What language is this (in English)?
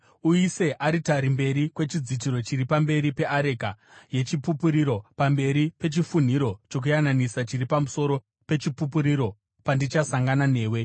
Shona